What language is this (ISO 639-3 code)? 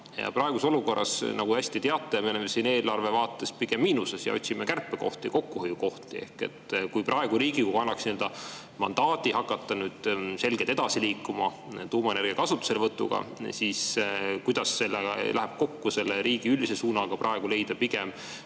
est